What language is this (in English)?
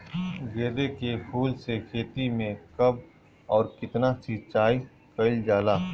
Bhojpuri